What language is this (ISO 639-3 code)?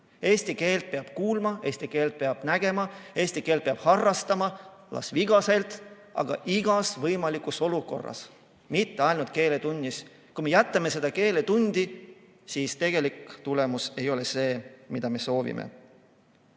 est